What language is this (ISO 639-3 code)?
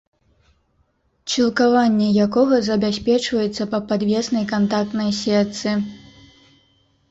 bel